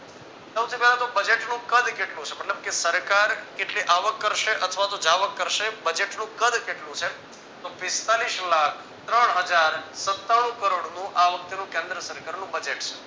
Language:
Gujarati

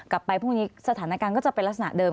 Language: Thai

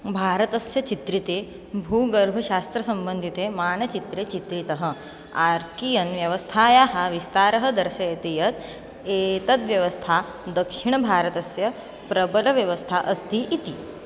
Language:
Sanskrit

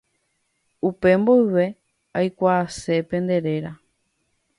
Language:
Guarani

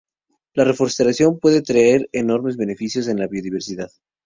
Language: Spanish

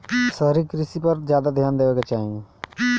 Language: Bhojpuri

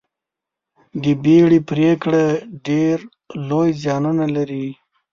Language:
Pashto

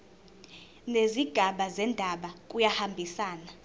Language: Zulu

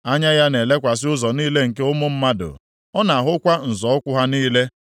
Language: Igbo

